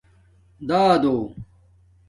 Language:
Domaaki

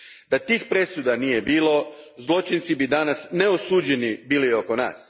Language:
Croatian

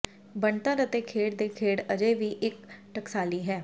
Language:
Punjabi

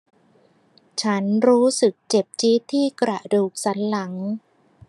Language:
Thai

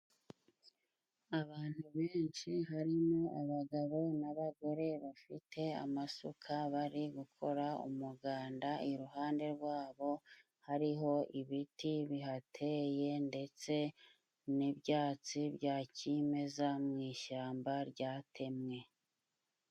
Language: Kinyarwanda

